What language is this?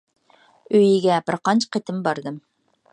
Uyghur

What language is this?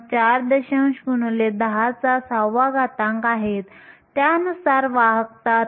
Marathi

